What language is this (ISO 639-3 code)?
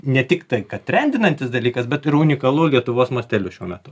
lit